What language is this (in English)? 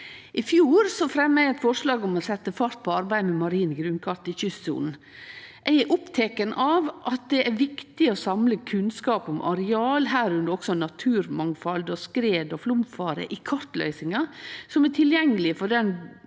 Norwegian